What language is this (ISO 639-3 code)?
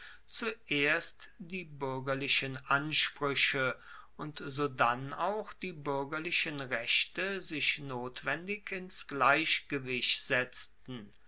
deu